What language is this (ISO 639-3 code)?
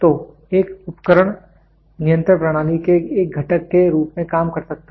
hin